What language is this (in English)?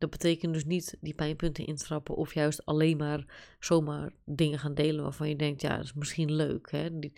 Dutch